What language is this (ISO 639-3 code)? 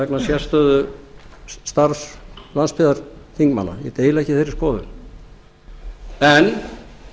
isl